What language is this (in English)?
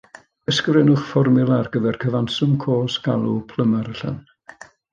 Welsh